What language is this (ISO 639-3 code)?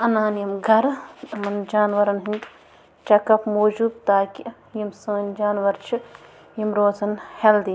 kas